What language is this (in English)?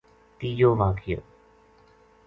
Gujari